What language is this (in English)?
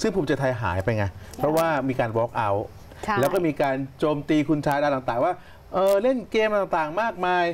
Thai